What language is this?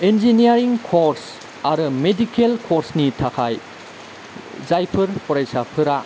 Bodo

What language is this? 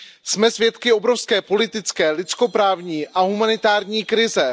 Czech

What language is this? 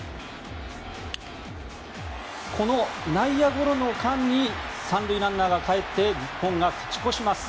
Japanese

